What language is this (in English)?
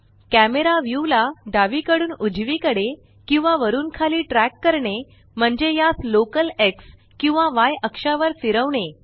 Marathi